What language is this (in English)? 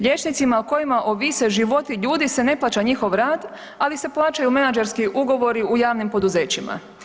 Croatian